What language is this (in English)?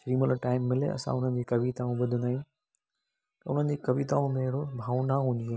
Sindhi